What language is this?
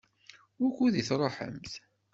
Kabyle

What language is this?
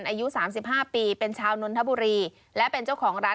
Thai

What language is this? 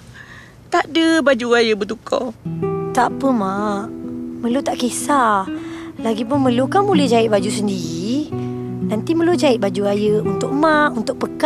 Malay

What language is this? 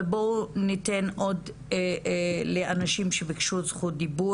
Hebrew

